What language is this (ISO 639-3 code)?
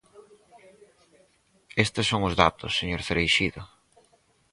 glg